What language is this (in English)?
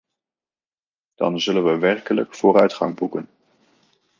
Dutch